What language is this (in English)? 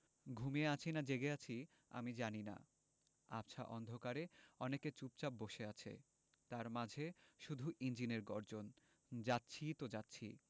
Bangla